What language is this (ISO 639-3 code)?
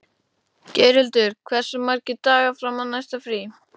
isl